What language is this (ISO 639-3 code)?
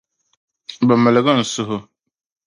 dag